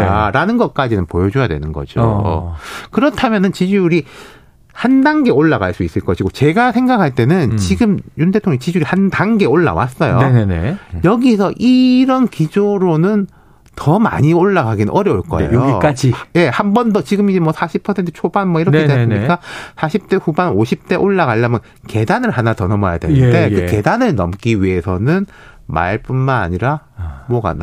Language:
Korean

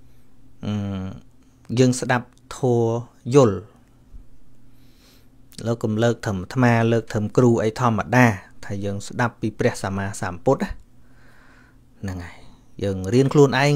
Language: Vietnamese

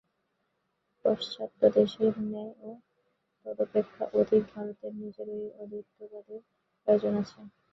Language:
Bangla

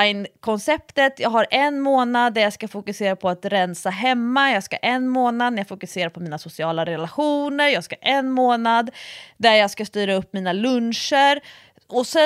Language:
Swedish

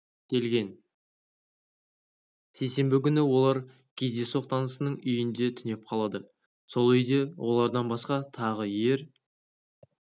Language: Kazakh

